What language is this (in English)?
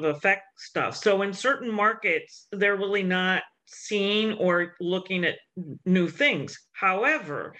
English